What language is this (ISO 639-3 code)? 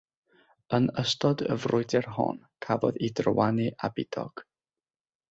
cym